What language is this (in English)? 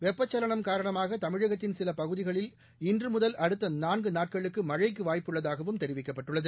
Tamil